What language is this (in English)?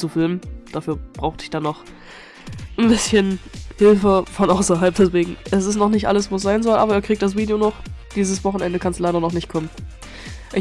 German